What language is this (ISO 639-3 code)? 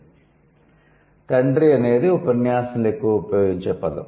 tel